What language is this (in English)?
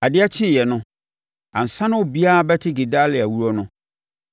Akan